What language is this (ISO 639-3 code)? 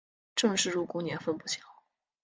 zho